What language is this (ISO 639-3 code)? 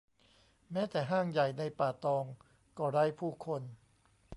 tha